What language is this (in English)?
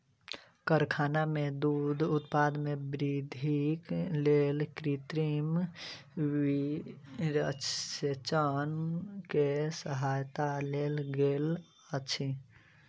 Maithili